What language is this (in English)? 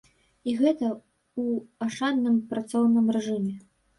Belarusian